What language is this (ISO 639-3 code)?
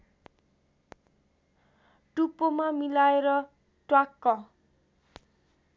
nep